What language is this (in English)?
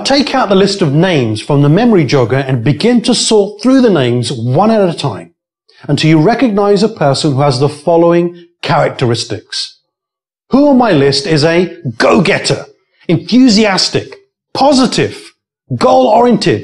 English